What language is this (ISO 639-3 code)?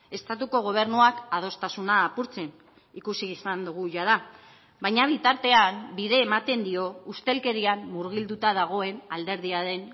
eus